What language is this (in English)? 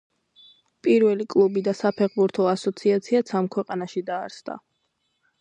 Georgian